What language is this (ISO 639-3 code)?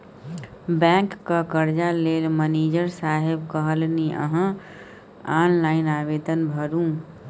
mai